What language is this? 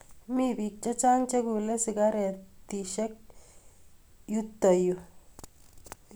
Kalenjin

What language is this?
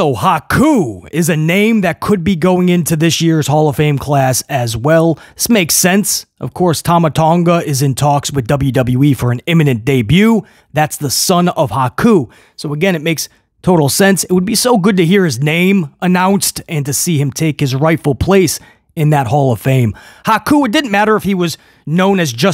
English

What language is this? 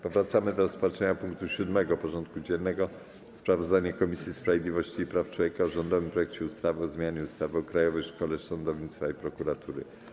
Polish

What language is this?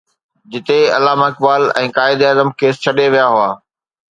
Sindhi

